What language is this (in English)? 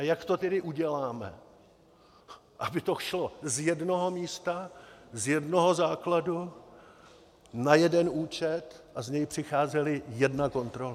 Czech